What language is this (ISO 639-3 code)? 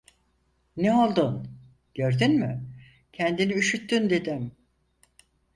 tur